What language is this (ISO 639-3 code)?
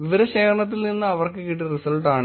mal